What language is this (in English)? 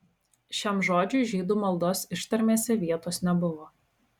Lithuanian